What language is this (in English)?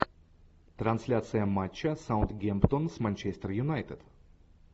Russian